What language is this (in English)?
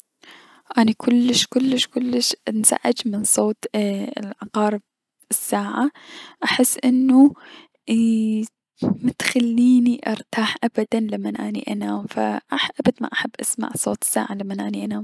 Mesopotamian Arabic